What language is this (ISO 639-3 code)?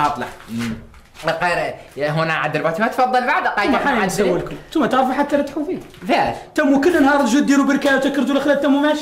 ara